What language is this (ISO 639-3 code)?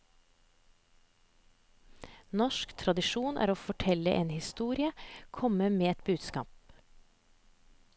nor